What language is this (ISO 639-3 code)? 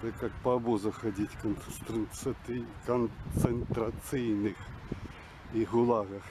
rus